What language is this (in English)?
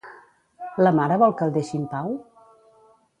Catalan